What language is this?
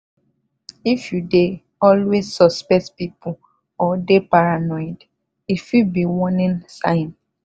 Nigerian Pidgin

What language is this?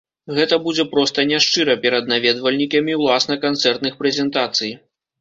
Belarusian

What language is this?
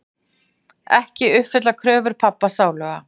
Icelandic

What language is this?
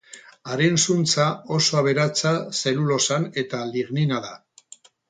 Basque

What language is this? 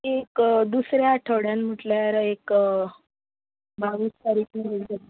Konkani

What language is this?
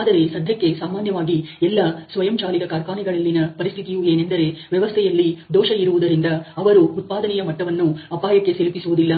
Kannada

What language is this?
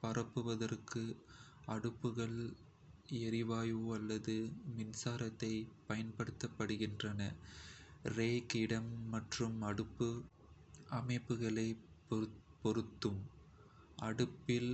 Kota (India)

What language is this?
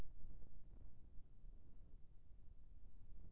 Chhattisgarhi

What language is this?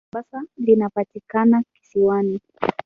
Swahili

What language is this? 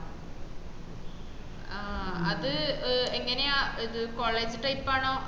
Malayalam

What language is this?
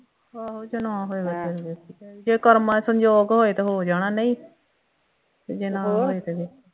Punjabi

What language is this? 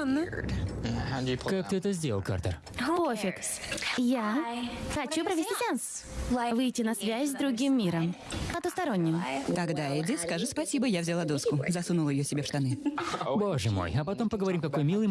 Russian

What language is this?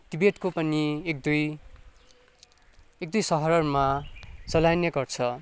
Nepali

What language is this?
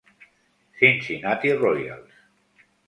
Spanish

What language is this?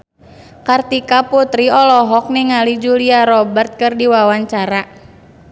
Sundanese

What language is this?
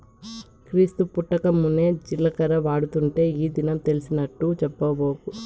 Telugu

